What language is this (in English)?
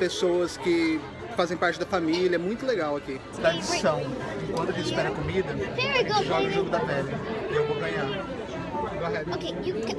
Portuguese